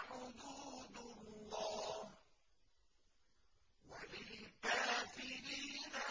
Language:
Arabic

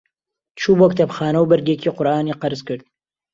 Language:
Central Kurdish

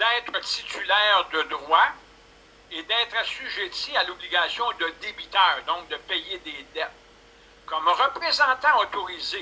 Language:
French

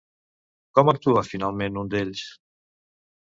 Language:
Catalan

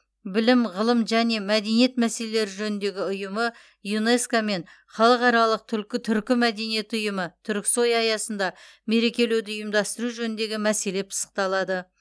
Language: Kazakh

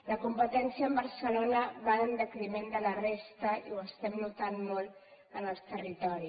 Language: Catalan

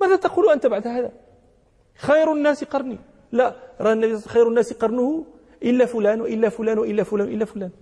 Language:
Arabic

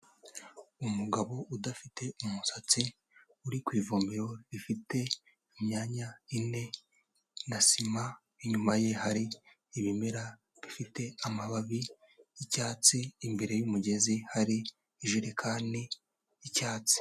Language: Kinyarwanda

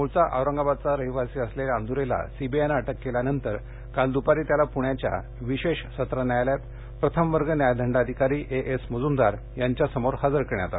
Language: Marathi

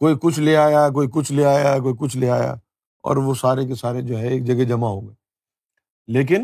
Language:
Urdu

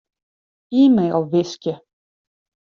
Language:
Western Frisian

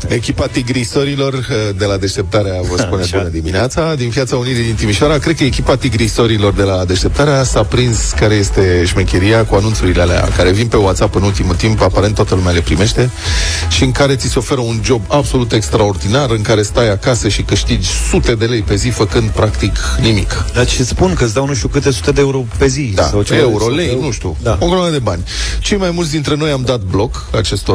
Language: Romanian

